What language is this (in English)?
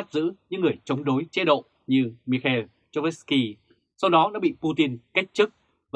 Vietnamese